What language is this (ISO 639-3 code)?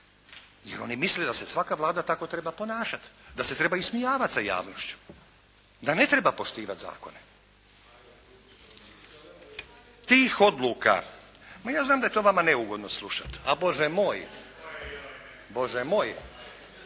hrv